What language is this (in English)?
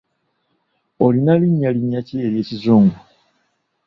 Ganda